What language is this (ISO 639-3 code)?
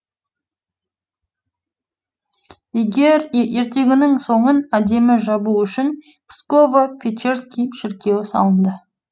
kaz